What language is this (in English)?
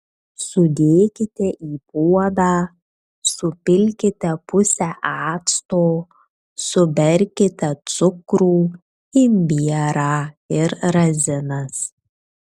Lithuanian